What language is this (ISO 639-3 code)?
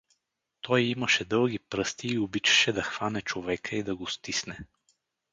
bul